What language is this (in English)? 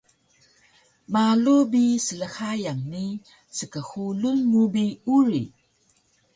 Taroko